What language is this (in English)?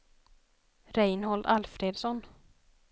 Swedish